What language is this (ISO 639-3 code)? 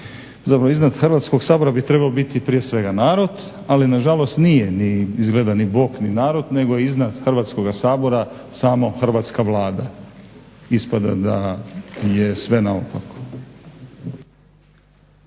hrv